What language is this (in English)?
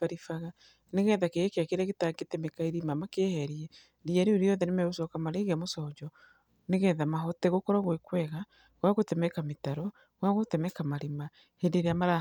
Kikuyu